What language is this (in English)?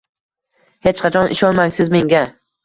Uzbek